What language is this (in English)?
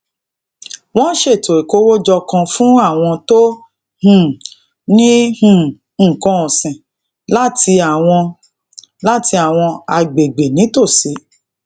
Yoruba